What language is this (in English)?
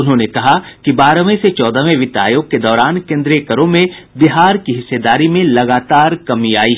Hindi